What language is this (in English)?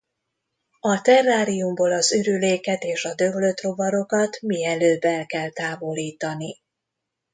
Hungarian